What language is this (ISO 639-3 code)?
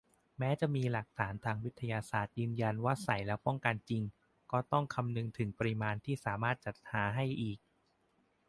tha